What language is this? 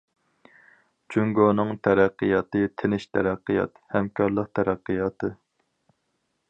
Uyghur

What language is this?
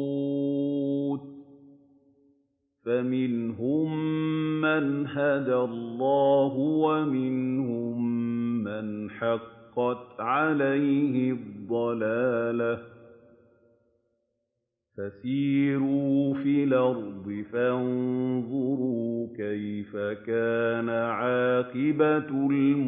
Arabic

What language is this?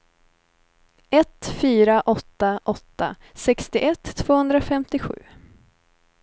Swedish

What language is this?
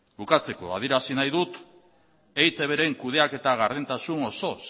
Basque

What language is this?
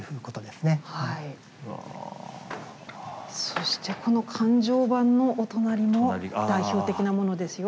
Japanese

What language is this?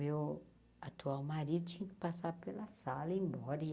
Portuguese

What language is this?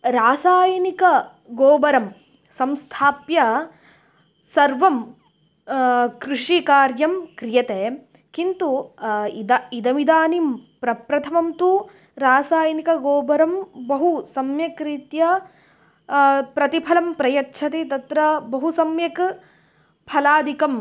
Sanskrit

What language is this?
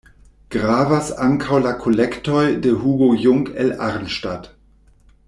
Esperanto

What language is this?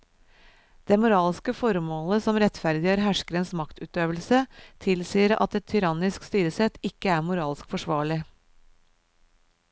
Norwegian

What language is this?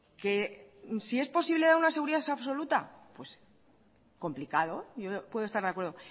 Spanish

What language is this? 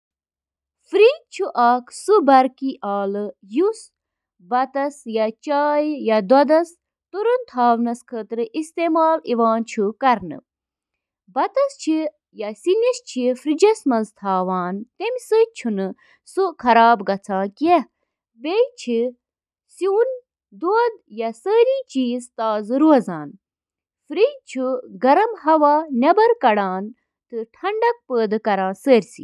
Kashmiri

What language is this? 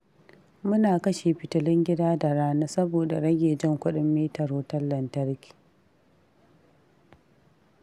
Hausa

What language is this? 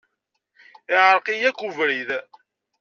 Kabyle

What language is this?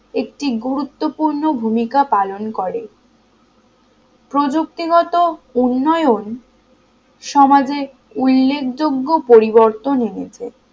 Bangla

